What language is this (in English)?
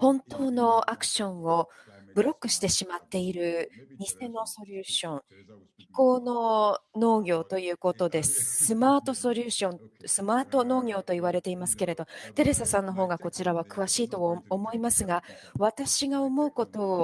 Japanese